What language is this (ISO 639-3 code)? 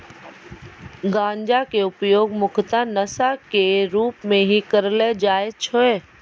mai